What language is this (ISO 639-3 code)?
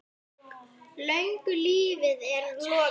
isl